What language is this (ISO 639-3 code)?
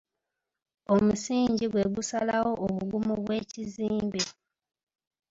lug